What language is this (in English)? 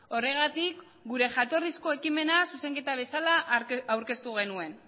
Basque